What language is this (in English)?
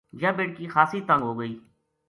Gujari